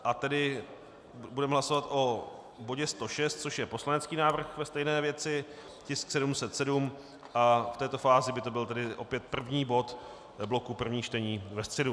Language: Czech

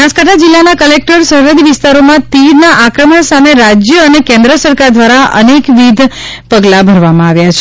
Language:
Gujarati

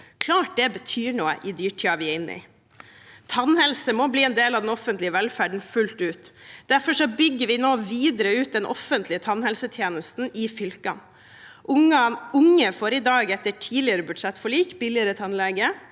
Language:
Norwegian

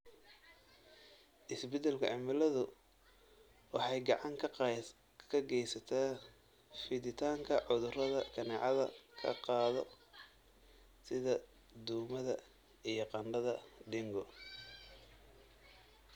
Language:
Somali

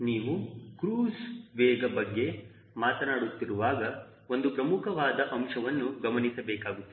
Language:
Kannada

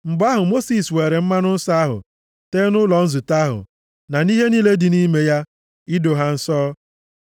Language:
Igbo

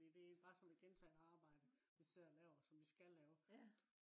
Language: Danish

